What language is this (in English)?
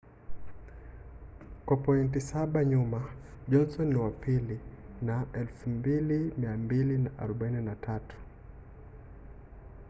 Swahili